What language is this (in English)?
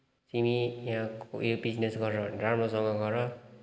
Nepali